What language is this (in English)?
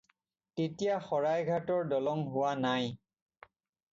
Assamese